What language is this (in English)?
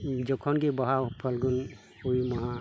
Santali